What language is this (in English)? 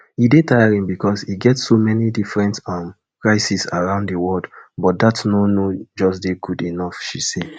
Nigerian Pidgin